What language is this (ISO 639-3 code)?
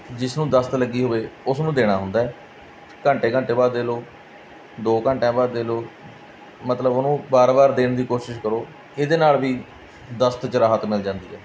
pan